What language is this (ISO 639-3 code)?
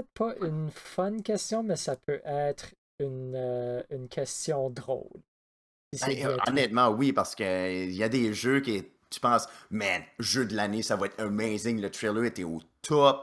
fra